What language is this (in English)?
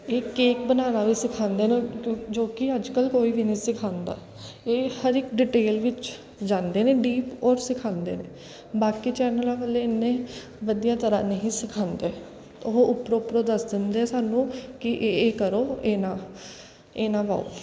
Punjabi